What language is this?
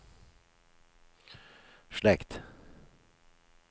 Norwegian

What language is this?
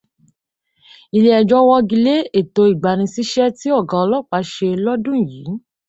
Yoruba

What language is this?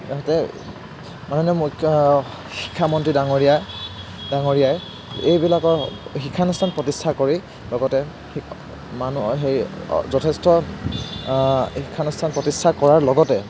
Assamese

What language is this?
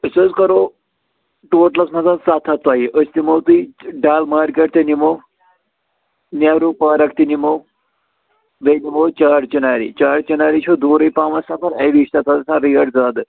Kashmiri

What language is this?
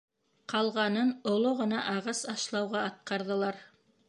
Bashkir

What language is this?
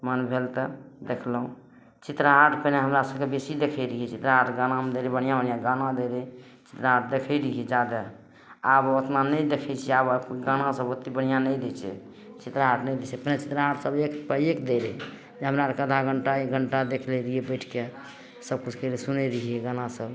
Maithili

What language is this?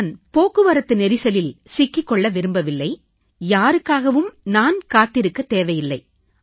Tamil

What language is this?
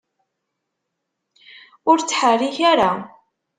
Kabyle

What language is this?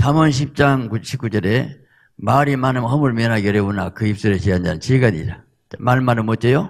Korean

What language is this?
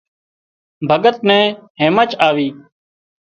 Wadiyara Koli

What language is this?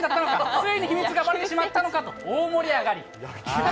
Japanese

